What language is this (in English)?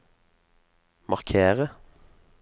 Norwegian